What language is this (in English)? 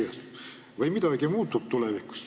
Estonian